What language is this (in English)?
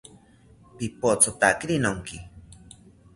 South Ucayali Ashéninka